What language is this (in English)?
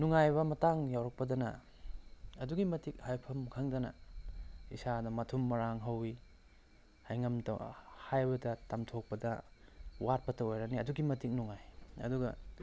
Manipuri